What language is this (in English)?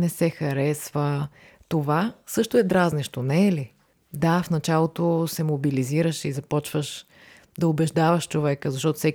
Bulgarian